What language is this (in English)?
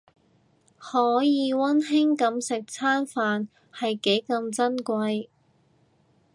Cantonese